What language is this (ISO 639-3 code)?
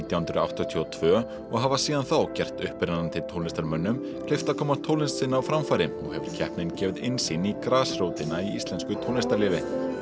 isl